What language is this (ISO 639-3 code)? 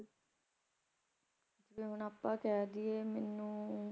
pan